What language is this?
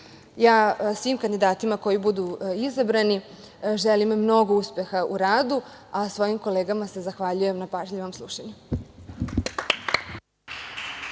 Serbian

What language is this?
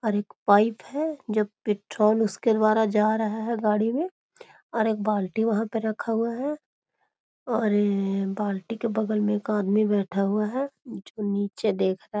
Magahi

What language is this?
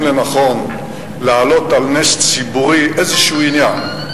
Hebrew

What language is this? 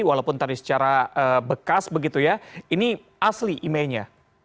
Indonesian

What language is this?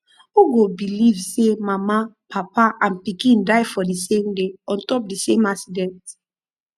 Nigerian Pidgin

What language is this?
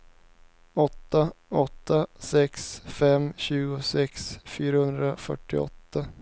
Swedish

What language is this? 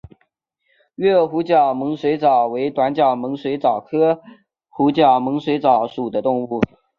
Chinese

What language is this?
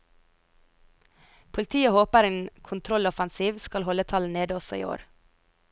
Norwegian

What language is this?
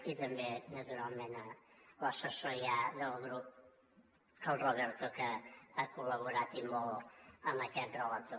Catalan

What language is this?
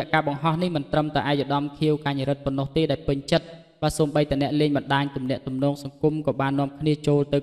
Thai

